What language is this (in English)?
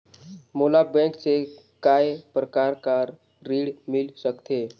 Chhattisgarhi